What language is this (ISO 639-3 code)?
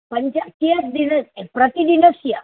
san